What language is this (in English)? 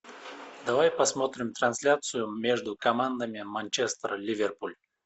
Russian